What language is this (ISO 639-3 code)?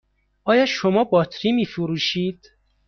fas